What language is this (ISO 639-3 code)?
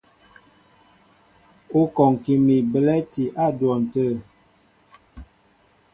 mbo